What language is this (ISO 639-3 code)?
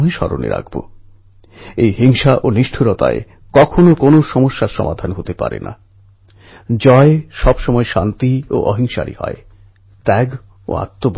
ben